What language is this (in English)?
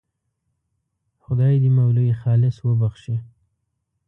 Pashto